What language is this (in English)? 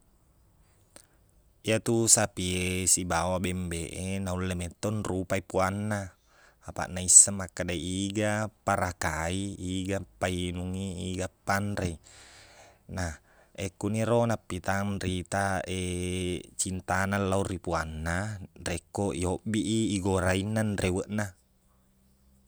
Buginese